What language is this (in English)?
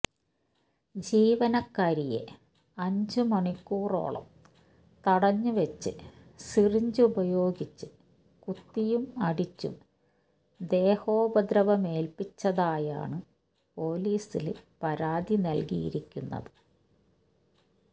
Malayalam